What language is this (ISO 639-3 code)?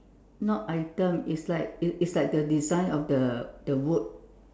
eng